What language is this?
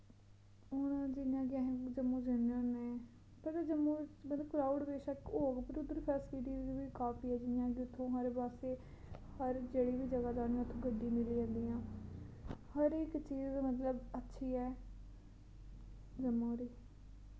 Dogri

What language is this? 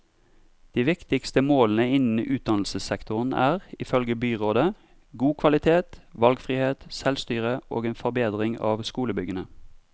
Norwegian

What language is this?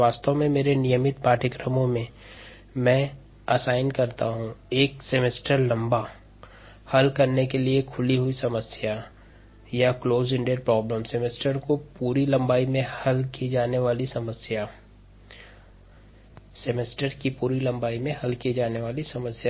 Hindi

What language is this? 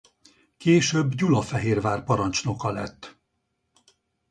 Hungarian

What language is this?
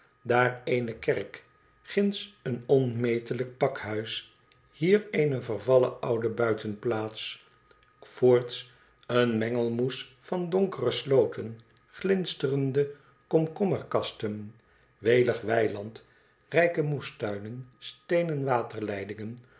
Dutch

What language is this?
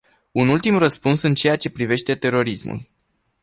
Romanian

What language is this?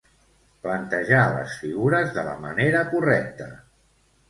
Catalan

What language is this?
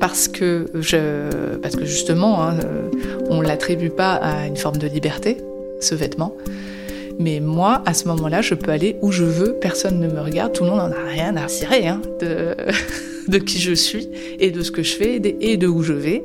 French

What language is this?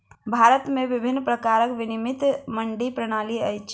Maithili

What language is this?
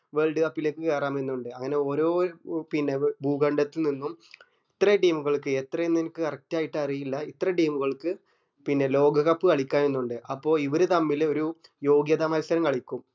Malayalam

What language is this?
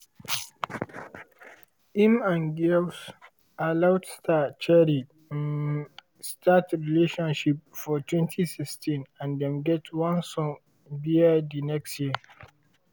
Nigerian Pidgin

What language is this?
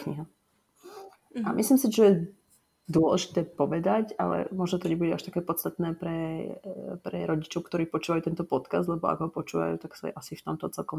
Slovak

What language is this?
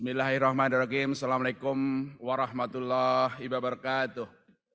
Indonesian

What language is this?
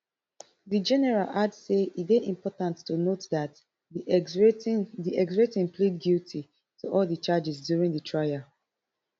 Nigerian Pidgin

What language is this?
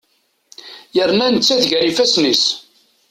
Kabyle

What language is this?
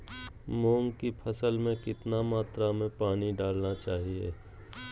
Magahi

